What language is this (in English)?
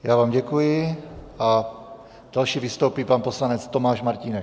Czech